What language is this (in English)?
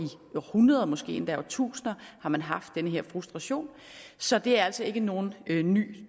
Danish